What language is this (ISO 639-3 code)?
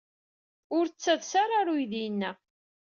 kab